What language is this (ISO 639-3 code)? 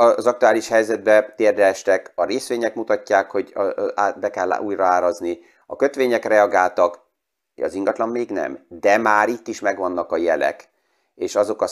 hun